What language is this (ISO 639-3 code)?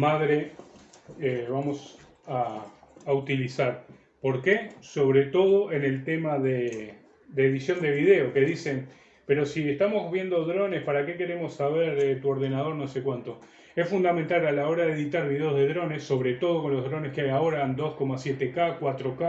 spa